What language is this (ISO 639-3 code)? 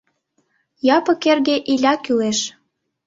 chm